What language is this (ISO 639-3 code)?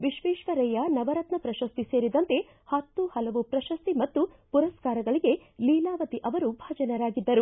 kan